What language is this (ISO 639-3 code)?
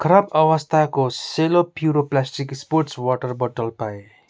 nep